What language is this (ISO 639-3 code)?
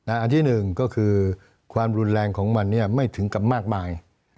tha